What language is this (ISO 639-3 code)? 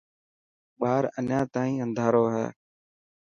mki